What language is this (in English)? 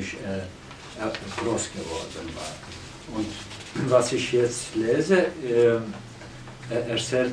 German